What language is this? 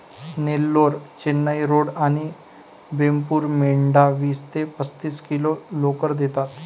Marathi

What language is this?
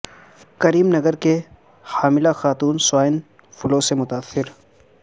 Urdu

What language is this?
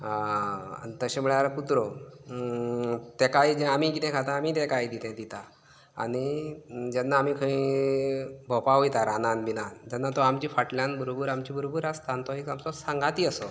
Konkani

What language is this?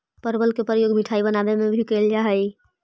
Magahi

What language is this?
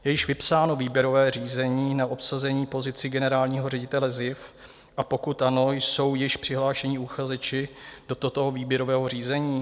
Czech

